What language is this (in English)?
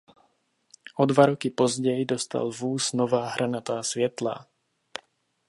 Czech